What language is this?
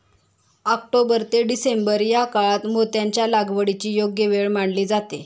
Marathi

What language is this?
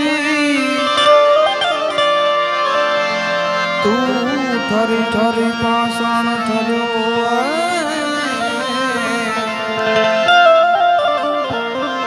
Arabic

